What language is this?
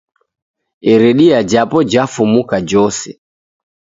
Taita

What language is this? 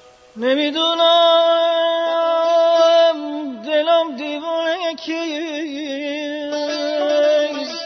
Persian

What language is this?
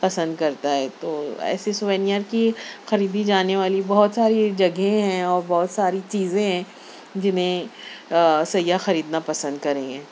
Urdu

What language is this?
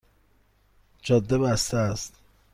Persian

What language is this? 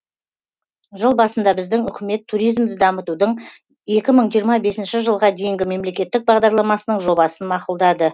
Kazakh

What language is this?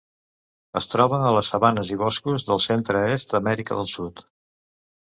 Catalan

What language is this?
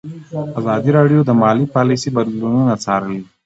Pashto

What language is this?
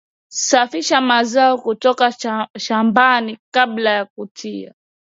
Swahili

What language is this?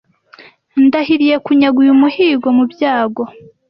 Kinyarwanda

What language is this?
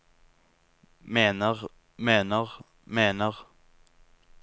Norwegian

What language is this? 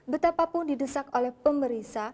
Indonesian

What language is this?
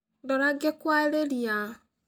Kikuyu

